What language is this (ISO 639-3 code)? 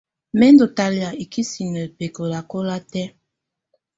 tvu